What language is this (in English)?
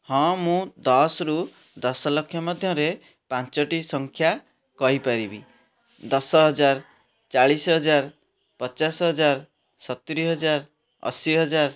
Odia